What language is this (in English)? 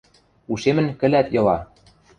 Western Mari